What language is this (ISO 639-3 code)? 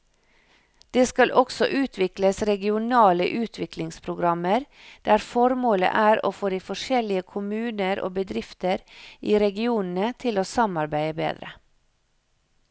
nor